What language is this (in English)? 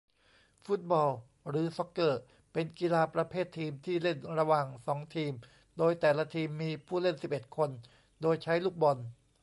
Thai